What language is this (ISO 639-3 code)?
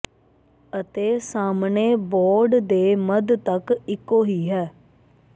pan